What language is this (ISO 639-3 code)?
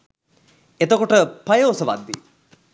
sin